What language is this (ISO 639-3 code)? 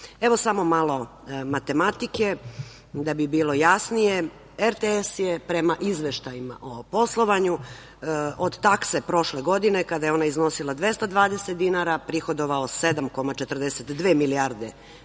srp